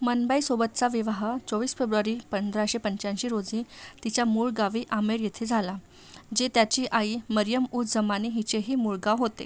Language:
Marathi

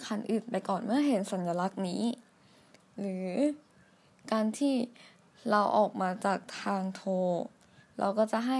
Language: Thai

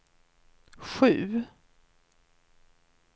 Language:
Swedish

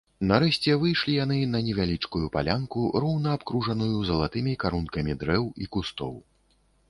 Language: Belarusian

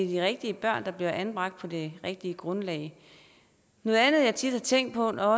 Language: Danish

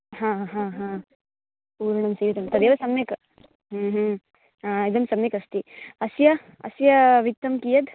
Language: Sanskrit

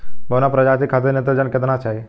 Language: Bhojpuri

